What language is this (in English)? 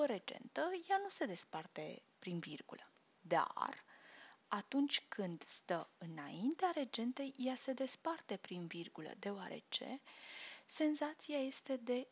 Romanian